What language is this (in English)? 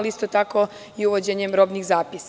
Serbian